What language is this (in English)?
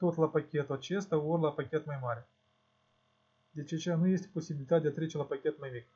Russian